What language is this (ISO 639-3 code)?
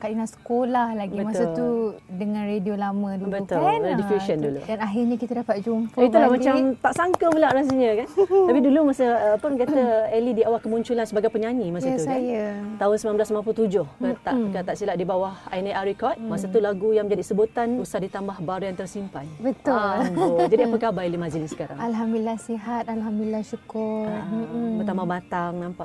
msa